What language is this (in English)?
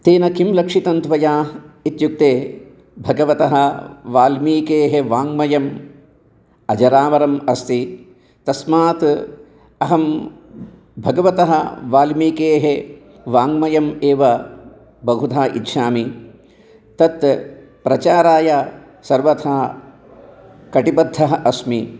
Sanskrit